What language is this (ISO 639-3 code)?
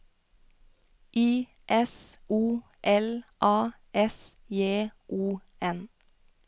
nor